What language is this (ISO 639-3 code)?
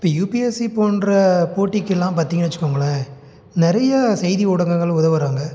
tam